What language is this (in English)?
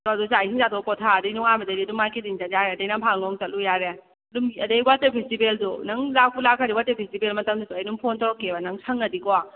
Manipuri